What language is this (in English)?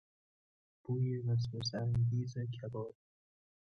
Persian